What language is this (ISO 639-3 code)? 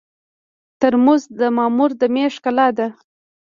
pus